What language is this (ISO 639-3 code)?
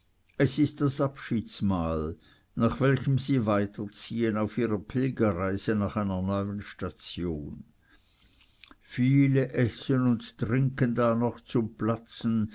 deu